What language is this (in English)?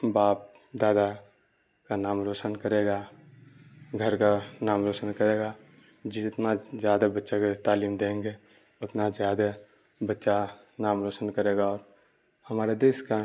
Urdu